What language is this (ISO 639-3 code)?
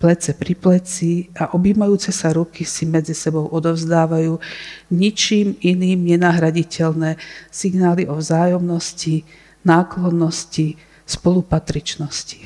slk